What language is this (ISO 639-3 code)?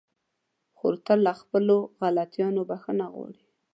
pus